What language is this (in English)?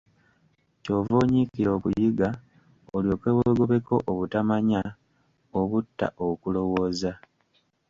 Ganda